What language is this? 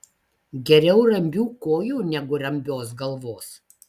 Lithuanian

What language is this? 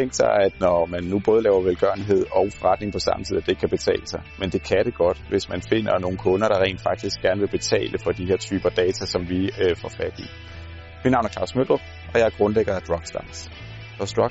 Danish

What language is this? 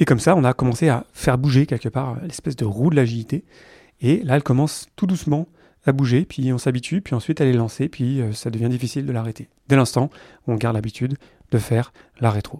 French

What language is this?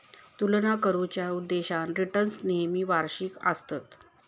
Marathi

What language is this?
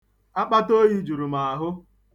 Igbo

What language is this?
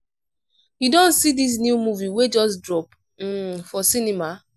Nigerian Pidgin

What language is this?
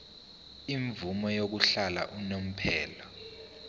Zulu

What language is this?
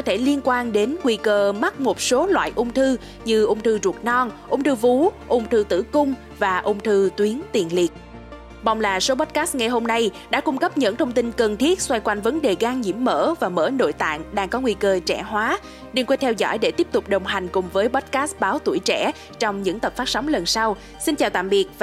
Vietnamese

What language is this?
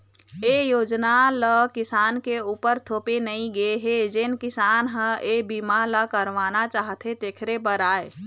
Chhattisgarhi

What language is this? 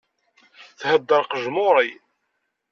Kabyle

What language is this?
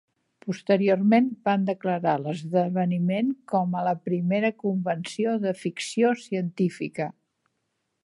Catalan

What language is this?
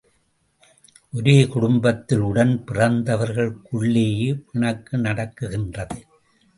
Tamil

